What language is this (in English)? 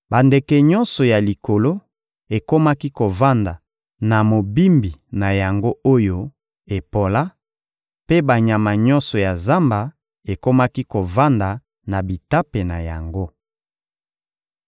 Lingala